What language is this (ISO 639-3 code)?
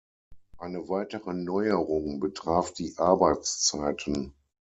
deu